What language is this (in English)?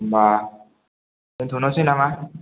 Bodo